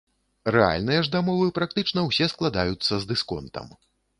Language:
Belarusian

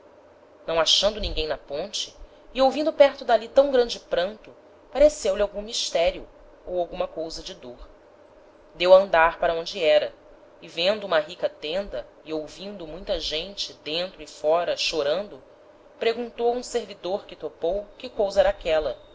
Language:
Portuguese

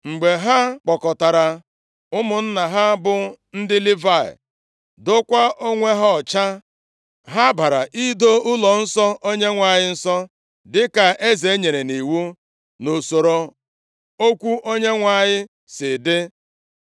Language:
Igbo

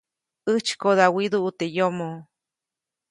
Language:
Copainalá Zoque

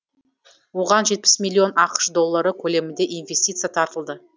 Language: Kazakh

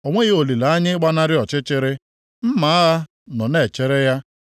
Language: Igbo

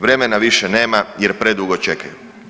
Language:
Croatian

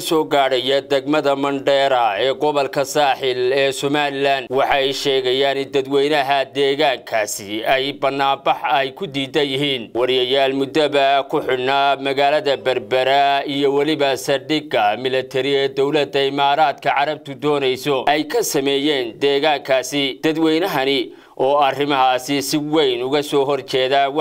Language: Arabic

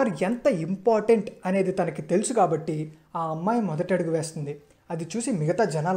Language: Hindi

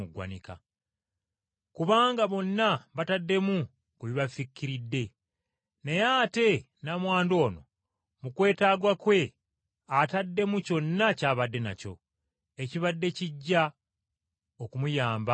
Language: Ganda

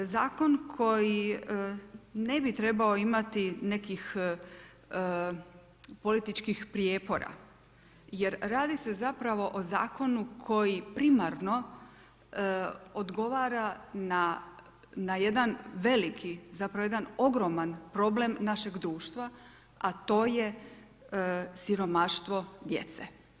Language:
Croatian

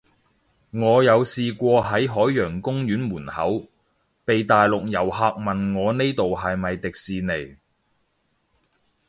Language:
Cantonese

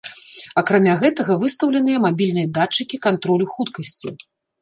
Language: Belarusian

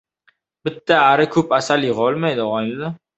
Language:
Uzbek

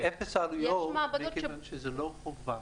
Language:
Hebrew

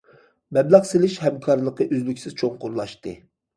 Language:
Uyghur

